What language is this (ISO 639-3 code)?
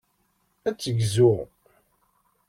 kab